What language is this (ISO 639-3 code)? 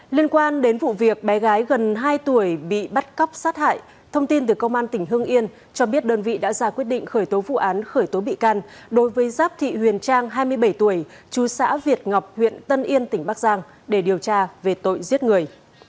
vie